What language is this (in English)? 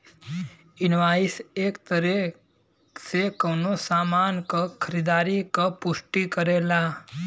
Bhojpuri